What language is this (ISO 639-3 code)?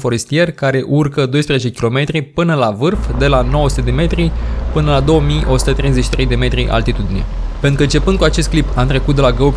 ron